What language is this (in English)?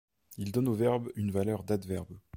French